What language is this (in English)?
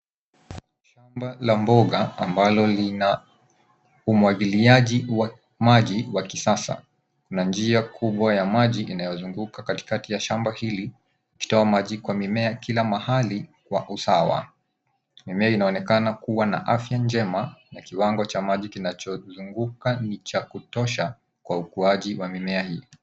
Swahili